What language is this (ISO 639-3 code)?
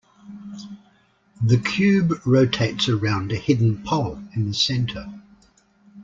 eng